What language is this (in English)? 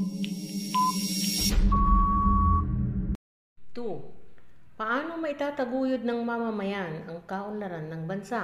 Filipino